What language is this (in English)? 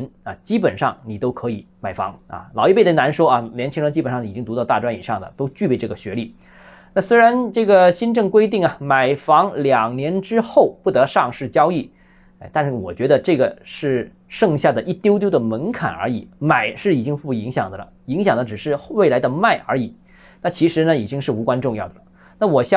Chinese